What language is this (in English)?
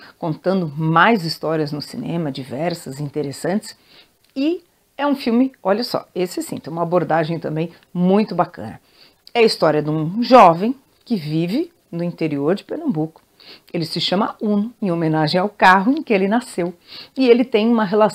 Portuguese